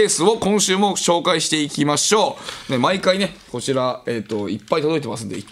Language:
Japanese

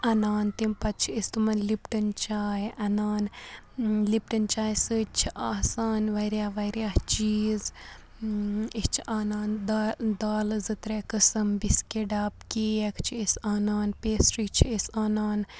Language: Kashmiri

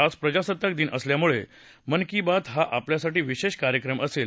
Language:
Marathi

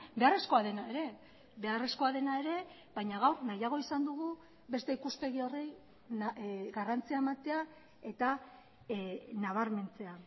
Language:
Basque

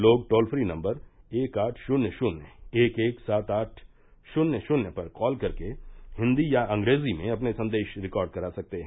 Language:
Hindi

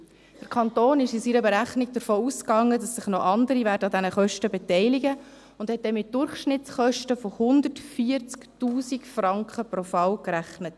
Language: Swiss German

